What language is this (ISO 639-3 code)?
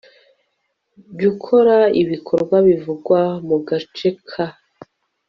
kin